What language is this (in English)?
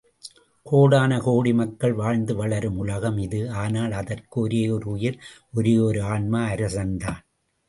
Tamil